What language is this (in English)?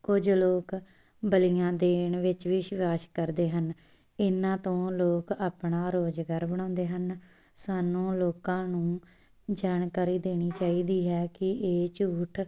Punjabi